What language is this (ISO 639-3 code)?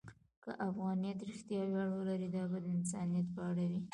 pus